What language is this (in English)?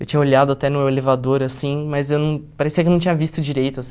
Portuguese